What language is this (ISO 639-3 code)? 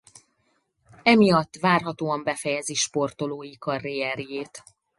hun